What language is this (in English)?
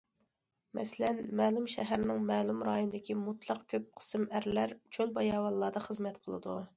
Uyghur